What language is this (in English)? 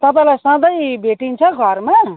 Nepali